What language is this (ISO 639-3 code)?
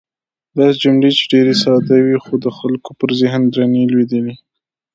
pus